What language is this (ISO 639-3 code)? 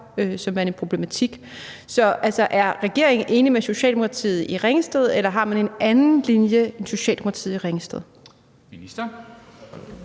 dan